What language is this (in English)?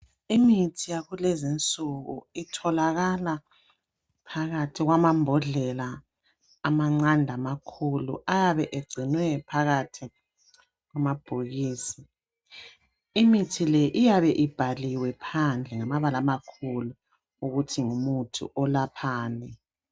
North Ndebele